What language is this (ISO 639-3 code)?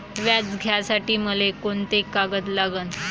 mar